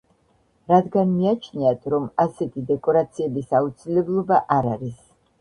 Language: Georgian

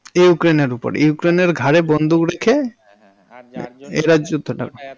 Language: Bangla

